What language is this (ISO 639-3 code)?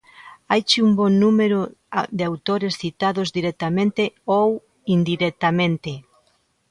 glg